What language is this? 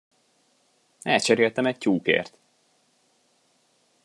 Hungarian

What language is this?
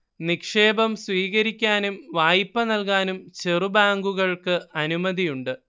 Malayalam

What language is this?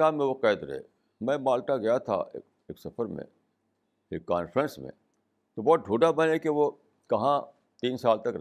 Urdu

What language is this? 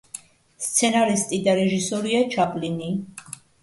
Georgian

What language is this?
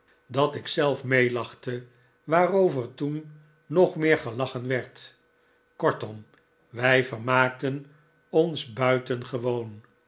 Dutch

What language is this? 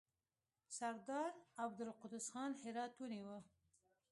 Pashto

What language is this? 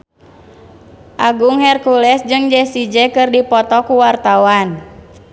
Sundanese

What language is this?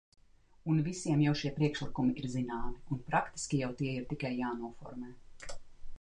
Latvian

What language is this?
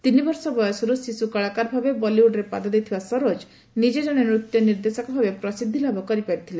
Odia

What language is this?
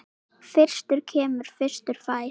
Icelandic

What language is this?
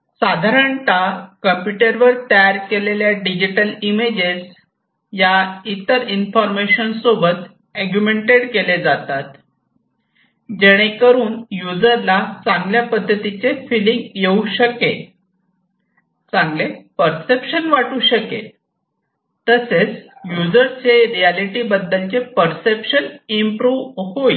Marathi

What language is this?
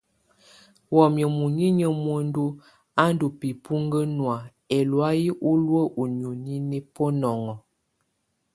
Tunen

